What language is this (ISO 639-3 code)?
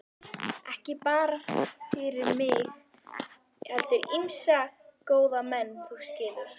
isl